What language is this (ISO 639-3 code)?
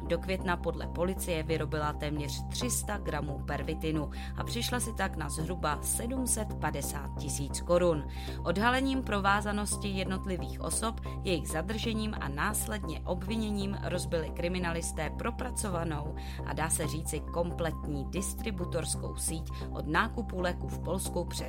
ces